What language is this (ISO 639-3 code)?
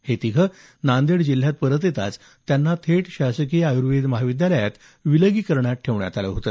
mar